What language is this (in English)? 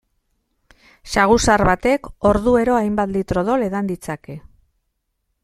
Basque